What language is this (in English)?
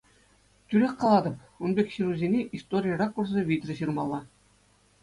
Chuvash